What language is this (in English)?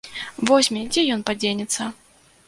Belarusian